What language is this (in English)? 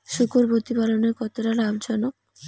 Bangla